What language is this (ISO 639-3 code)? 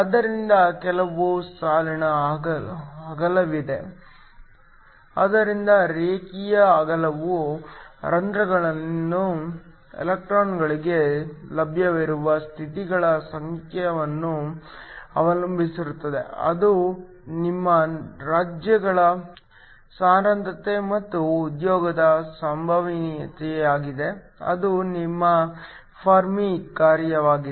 kan